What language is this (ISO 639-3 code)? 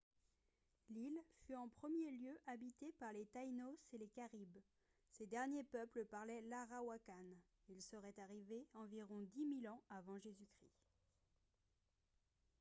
fra